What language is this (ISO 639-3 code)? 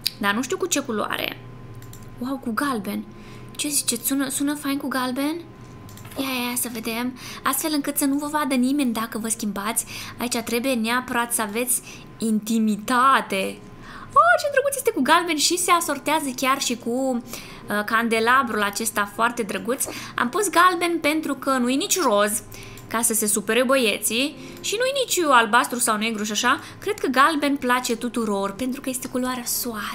ron